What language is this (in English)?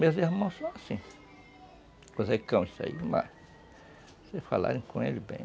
Portuguese